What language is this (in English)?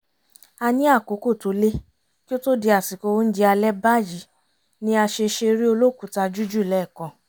Yoruba